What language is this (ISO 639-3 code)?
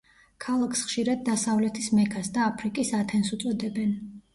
kat